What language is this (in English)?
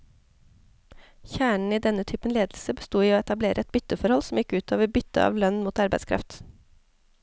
Norwegian